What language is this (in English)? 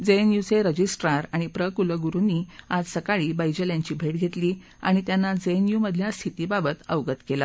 Marathi